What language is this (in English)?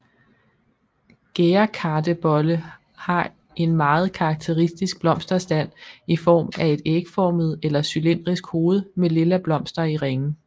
Danish